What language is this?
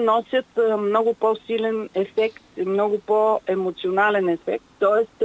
Bulgarian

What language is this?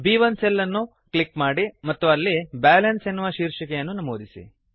Kannada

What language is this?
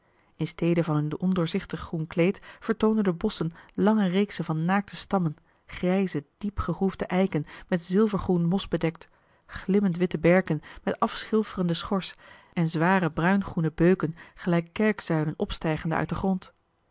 Dutch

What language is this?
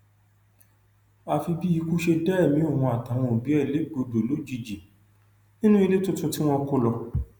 Yoruba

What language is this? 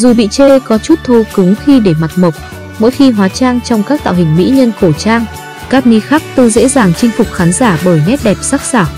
Vietnamese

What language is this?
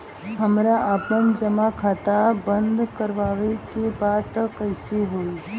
Bhojpuri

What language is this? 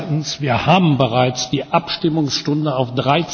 German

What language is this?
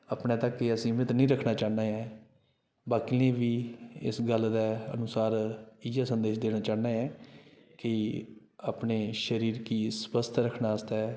Dogri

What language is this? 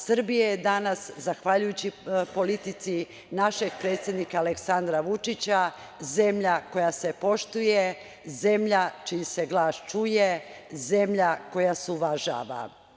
Serbian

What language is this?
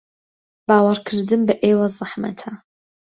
Central Kurdish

